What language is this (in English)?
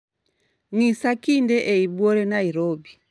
Luo (Kenya and Tanzania)